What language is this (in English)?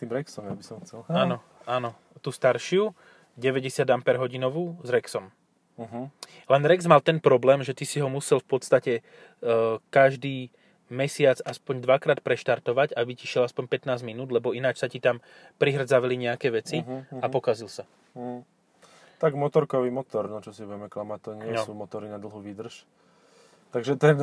Slovak